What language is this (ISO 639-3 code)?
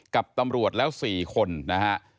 tha